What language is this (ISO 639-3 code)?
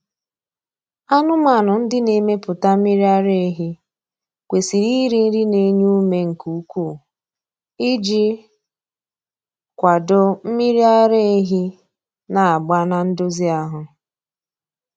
ibo